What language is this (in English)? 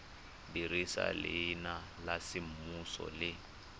Tswana